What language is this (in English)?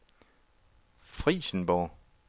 Danish